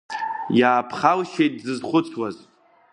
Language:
Abkhazian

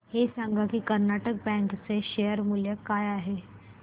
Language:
Marathi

